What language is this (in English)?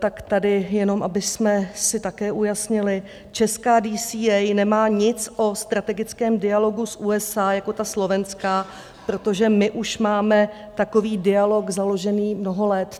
Czech